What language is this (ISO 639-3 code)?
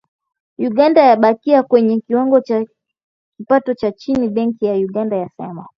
swa